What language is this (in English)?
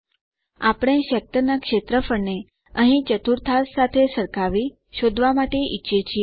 Gujarati